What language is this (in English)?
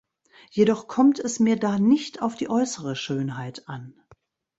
German